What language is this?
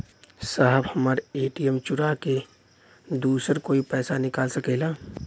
Bhojpuri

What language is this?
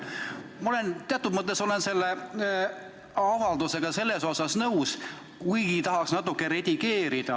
Estonian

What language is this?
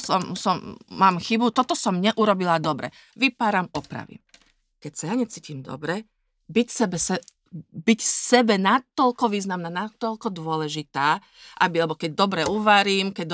Slovak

